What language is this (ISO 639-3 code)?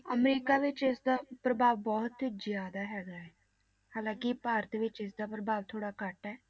pan